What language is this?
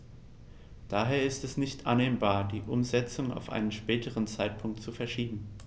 German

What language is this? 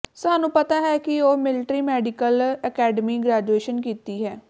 Punjabi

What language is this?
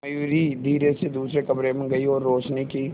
Hindi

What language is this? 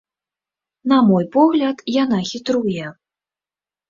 Belarusian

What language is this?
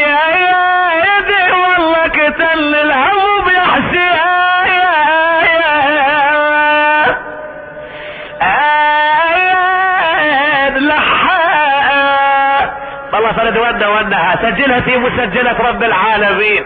Arabic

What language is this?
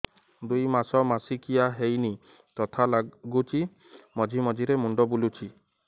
Odia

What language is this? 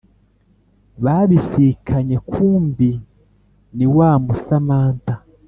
Kinyarwanda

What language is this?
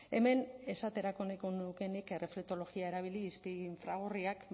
Basque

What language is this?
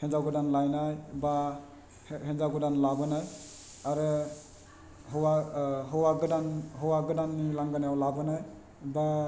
Bodo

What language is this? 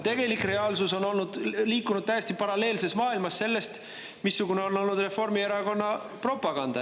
Estonian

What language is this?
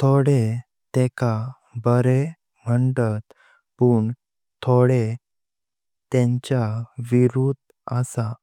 Konkani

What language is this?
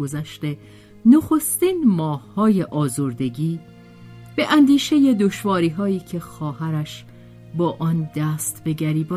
Persian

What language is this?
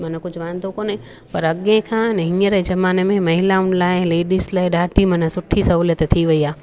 Sindhi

